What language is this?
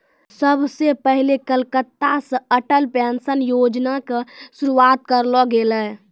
Maithili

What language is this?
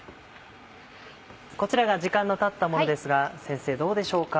Japanese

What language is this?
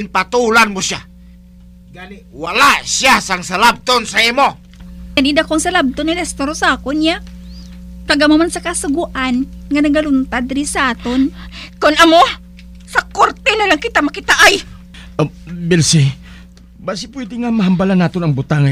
Filipino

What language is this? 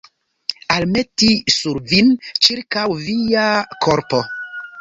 Esperanto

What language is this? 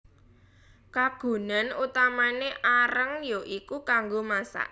Javanese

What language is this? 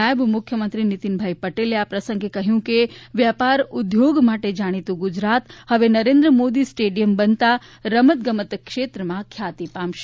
Gujarati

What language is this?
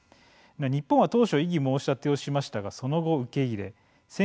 Japanese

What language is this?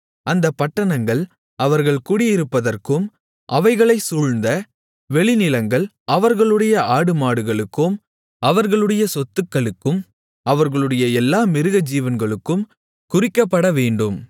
Tamil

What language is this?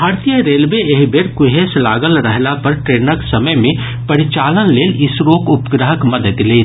Maithili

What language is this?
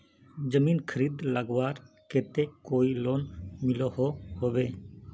Magahi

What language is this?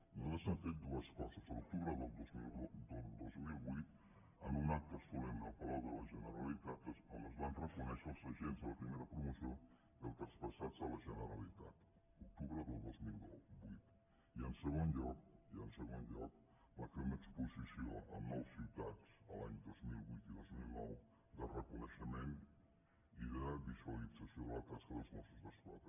Catalan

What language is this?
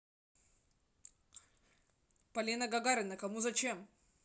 Russian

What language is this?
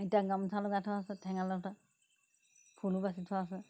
Assamese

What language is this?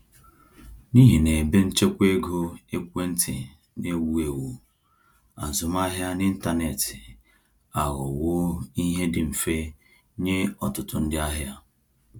Igbo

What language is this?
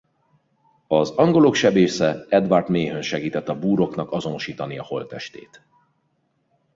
Hungarian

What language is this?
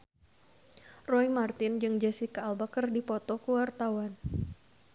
Sundanese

